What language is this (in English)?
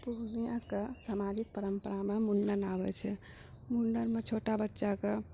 Maithili